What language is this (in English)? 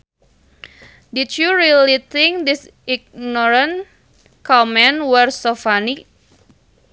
Sundanese